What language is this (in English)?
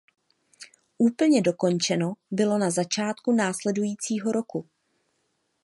Czech